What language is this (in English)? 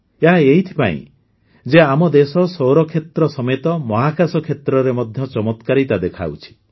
Odia